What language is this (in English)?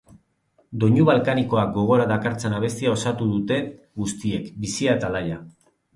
Basque